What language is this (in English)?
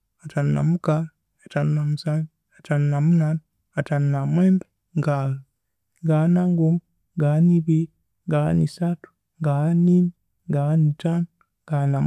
Konzo